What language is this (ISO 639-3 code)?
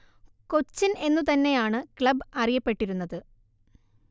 mal